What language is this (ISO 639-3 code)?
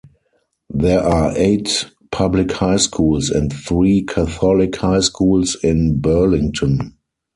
eng